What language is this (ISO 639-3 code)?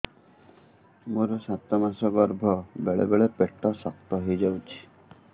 ori